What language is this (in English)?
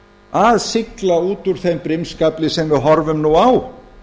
Icelandic